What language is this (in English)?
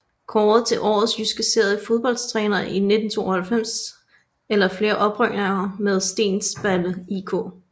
Danish